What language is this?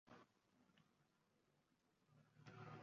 Uzbek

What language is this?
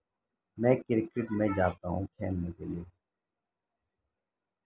Urdu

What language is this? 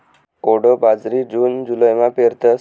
Marathi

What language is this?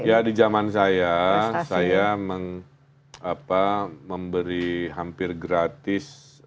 Indonesian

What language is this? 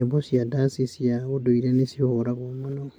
Kikuyu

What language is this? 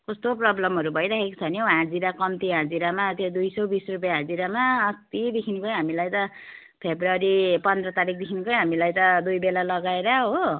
Nepali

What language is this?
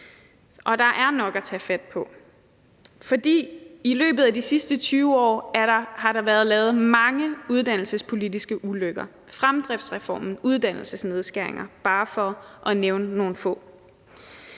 Danish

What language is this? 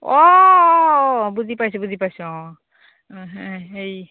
Assamese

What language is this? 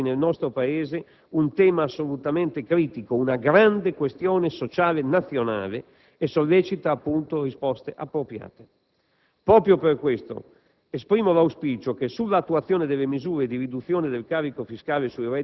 Italian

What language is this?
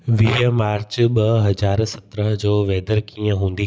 Sindhi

